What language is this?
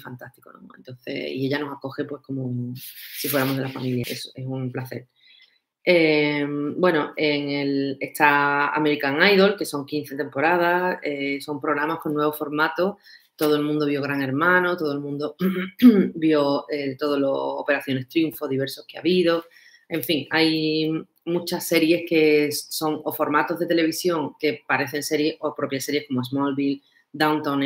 Spanish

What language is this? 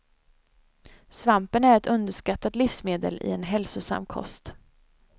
Swedish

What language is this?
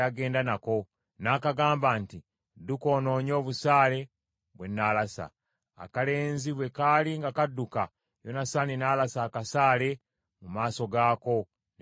Ganda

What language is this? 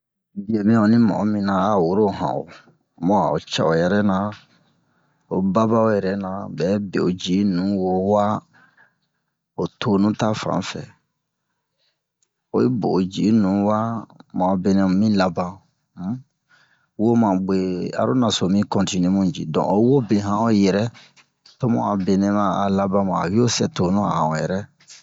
Bomu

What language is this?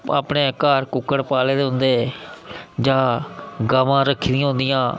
Dogri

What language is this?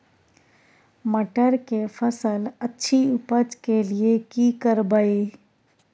Maithili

